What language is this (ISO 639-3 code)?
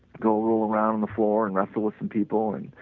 eng